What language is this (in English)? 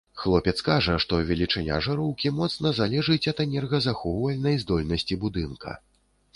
Belarusian